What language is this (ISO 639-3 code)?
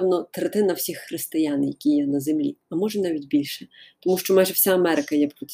ukr